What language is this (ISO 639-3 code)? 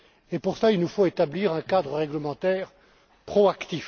fra